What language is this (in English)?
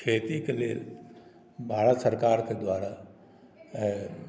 Maithili